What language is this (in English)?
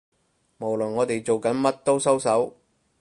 Cantonese